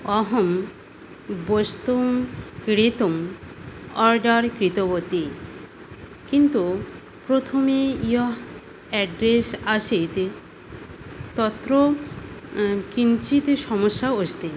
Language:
Sanskrit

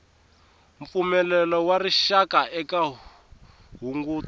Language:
Tsonga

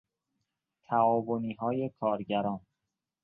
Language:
Persian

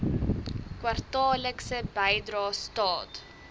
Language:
Afrikaans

